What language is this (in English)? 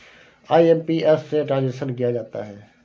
Hindi